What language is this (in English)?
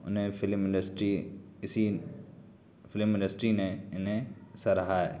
Urdu